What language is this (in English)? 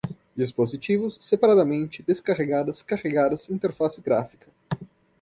Portuguese